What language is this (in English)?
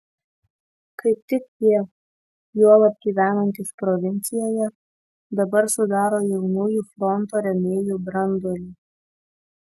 Lithuanian